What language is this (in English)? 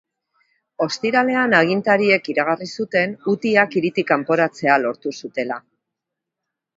Basque